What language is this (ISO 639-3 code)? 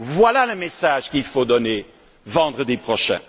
fra